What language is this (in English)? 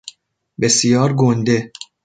Persian